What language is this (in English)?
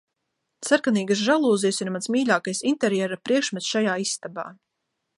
Latvian